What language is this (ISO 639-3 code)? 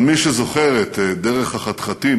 heb